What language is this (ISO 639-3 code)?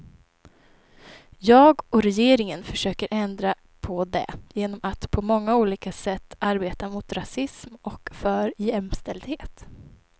swe